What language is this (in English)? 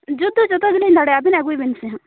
Santali